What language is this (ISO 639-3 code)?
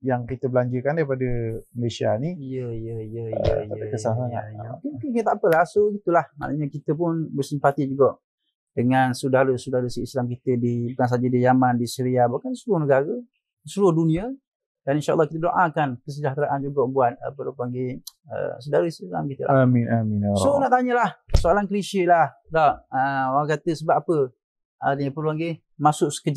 msa